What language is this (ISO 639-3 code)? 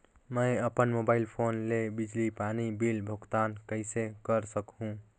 hne